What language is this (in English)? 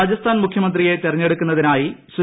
Malayalam